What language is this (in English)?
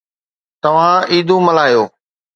Sindhi